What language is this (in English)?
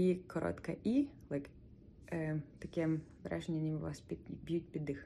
Ukrainian